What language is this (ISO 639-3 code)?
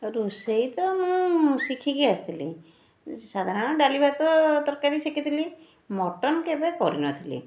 ori